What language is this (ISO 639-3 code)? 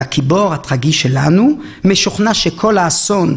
heb